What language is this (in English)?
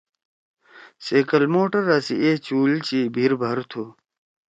Torwali